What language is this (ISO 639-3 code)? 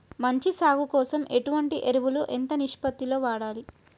tel